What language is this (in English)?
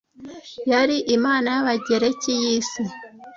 Kinyarwanda